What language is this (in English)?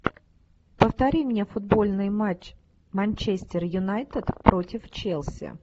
Russian